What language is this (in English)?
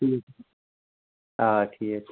Kashmiri